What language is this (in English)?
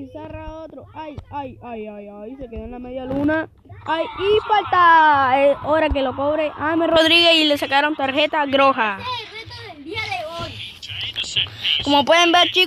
Spanish